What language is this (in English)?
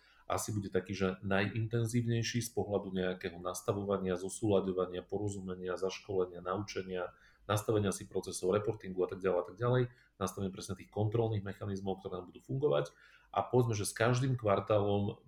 Slovak